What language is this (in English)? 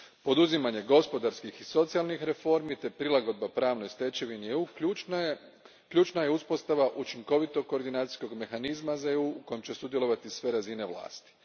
Croatian